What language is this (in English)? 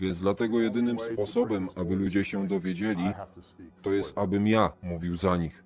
Polish